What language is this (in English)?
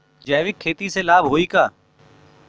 Bhojpuri